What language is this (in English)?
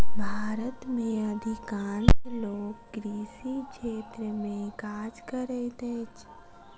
Maithili